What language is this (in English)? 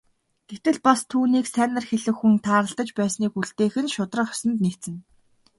Mongolian